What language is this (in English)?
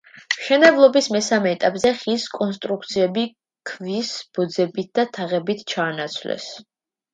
Georgian